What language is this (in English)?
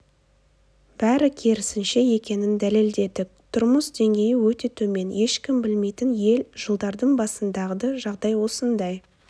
Kazakh